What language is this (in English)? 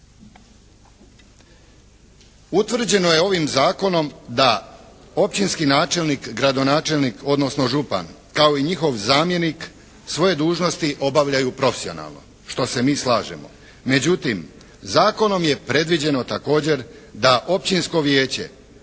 Croatian